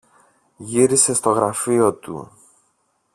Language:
Greek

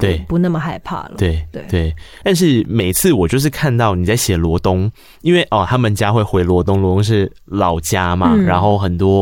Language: Chinese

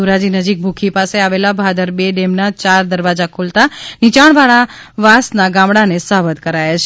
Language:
Gujarati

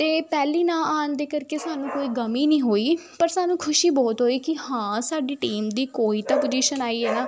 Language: Punjabi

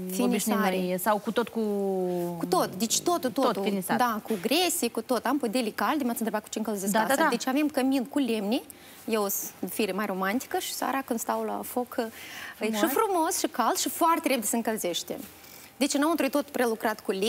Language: Romanian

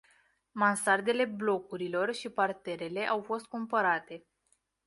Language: Romanian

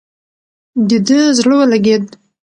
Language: Pashto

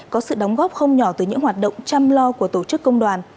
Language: Vietnamese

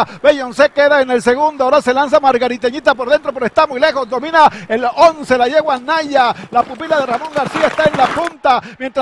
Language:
Spanish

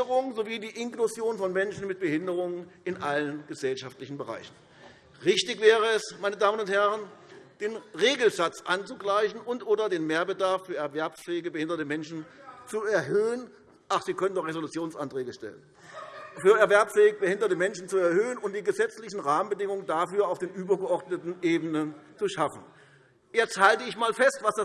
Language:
German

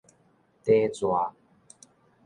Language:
Min Nan Chinese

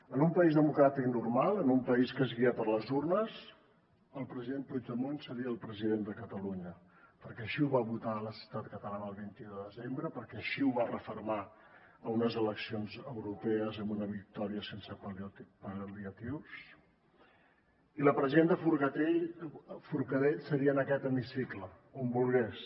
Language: Catalan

